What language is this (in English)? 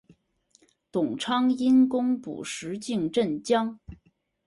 Chinese